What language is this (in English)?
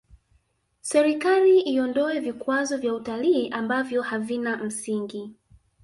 Swahili